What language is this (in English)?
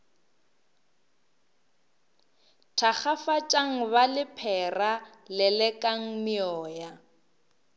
Northern Sotho